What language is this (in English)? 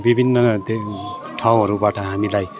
Nepali